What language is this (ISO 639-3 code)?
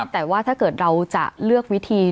tha